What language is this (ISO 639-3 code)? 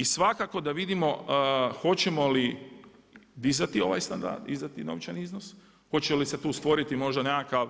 hrv